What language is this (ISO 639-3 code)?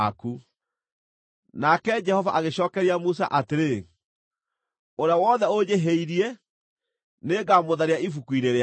kik